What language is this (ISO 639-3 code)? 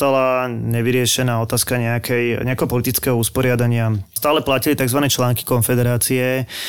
slk